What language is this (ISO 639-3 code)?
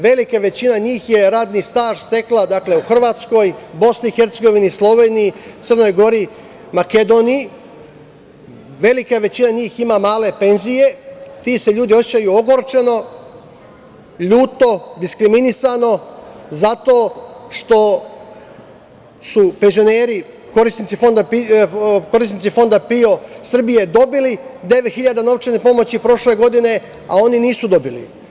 srp